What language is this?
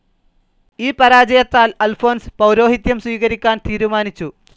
Malayalam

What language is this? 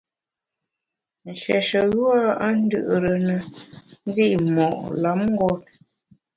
Bamun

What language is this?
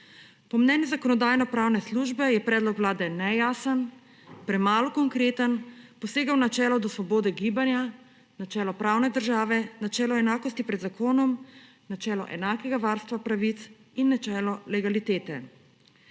Slovenian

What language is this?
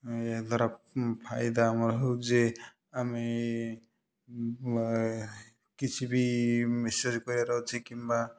Odia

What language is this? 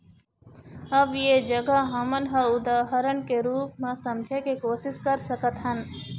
Chhattisgarhi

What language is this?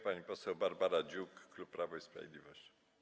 Polish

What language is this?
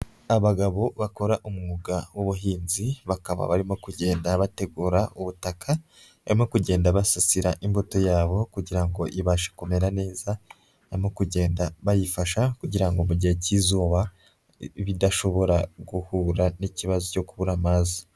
Kinyarwanda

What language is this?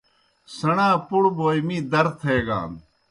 Kohistani Shina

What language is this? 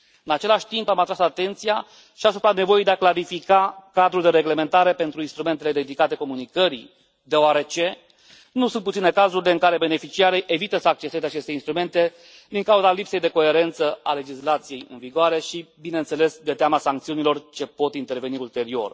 Romanian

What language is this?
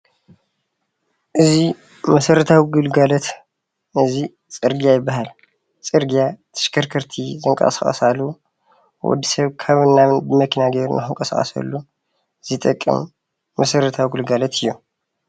Tigrinya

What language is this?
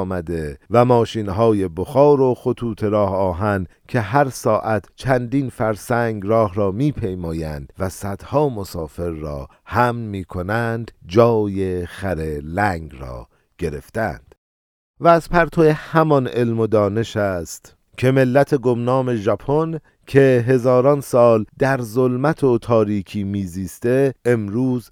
Persian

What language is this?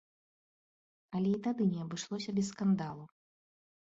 Belarusian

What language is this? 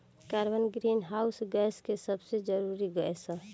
Bhojpuri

